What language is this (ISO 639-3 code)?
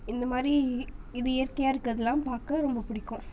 tam